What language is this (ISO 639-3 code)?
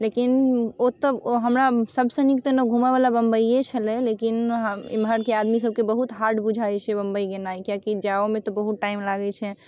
mai